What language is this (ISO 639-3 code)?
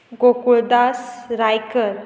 kok